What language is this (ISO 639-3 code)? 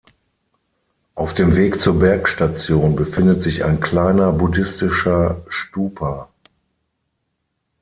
deu